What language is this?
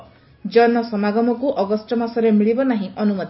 Odia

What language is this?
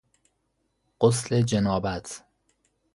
Persian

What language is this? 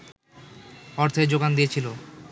Bangla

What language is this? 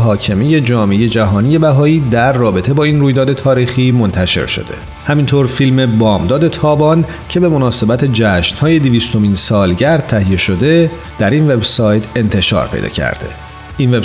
Persian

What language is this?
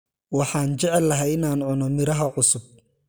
Somali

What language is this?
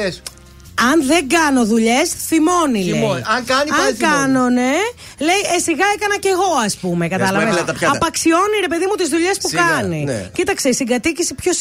Greek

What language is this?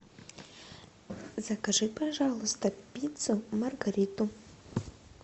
Russian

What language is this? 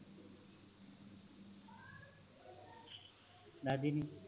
Punjabi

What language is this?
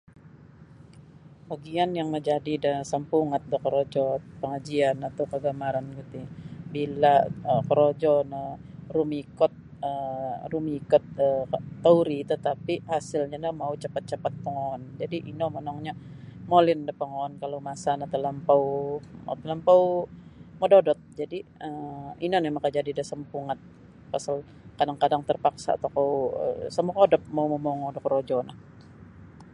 Sabah Bisaya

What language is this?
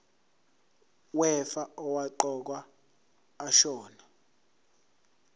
Zulu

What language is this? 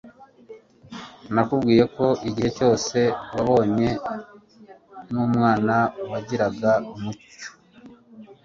Kinyarwanda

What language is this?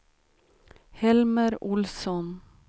Swedish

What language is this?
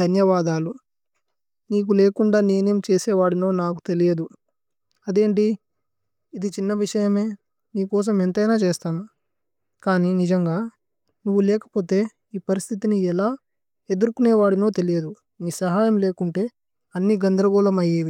Tulu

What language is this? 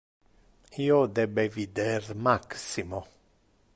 Interlingua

